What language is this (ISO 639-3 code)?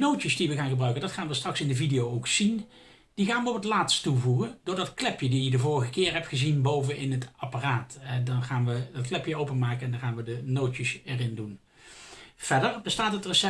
nld